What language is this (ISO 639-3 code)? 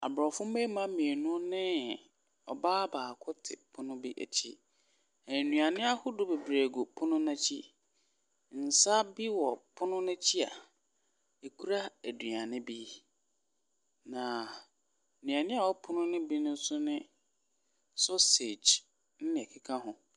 aka